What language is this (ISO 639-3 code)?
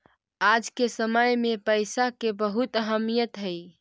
mag